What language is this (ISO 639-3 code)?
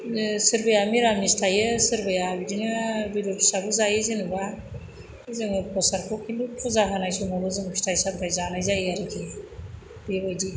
brx